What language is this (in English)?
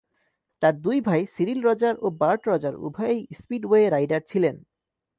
Bangla